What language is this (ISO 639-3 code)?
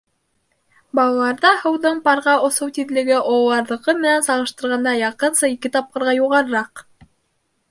bak